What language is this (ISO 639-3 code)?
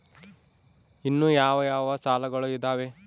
kan